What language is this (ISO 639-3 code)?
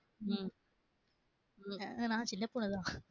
tam